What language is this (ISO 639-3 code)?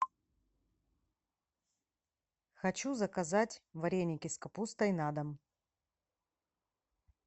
rus